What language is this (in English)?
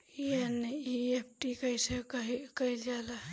Bhojpuri